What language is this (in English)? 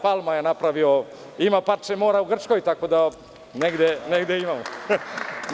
Serbian